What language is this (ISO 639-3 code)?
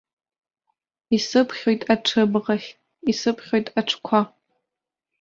abk